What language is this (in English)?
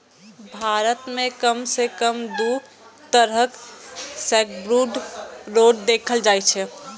Maithili